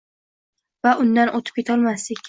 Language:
Uzbek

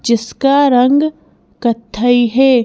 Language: Hindi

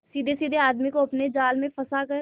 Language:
Hindi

